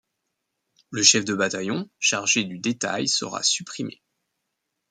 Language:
French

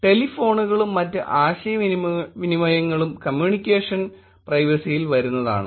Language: Malayalam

